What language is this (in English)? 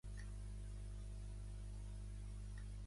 Catalan